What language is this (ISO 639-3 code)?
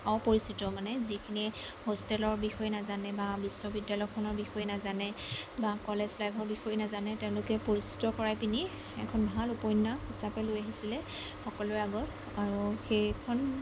asm